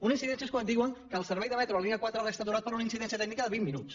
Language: Catalan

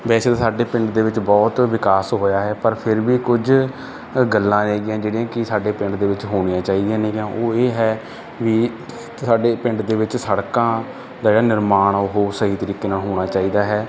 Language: Punjabi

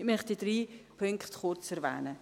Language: Swiss German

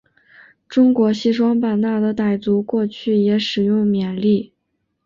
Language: Chinese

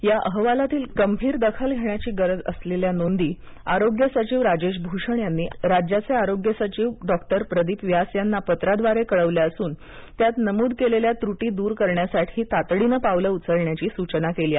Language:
Marathi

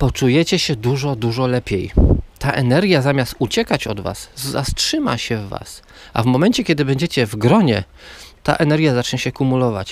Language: Polish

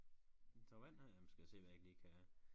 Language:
Danish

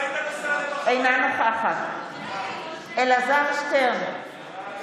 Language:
Hebrew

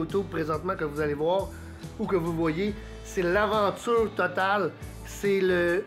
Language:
French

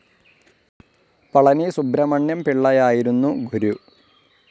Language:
Malayalam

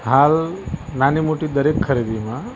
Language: Gujarati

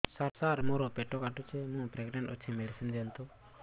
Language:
Odia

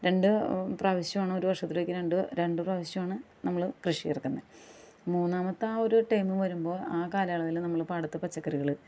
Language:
Malayalam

